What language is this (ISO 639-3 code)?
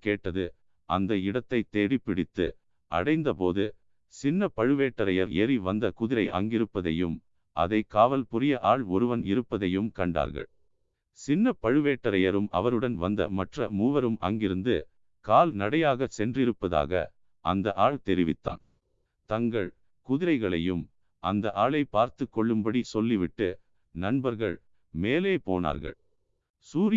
tam